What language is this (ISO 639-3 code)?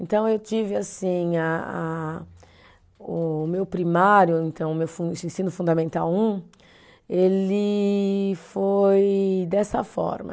por